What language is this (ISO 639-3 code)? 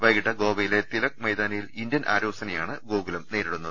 mal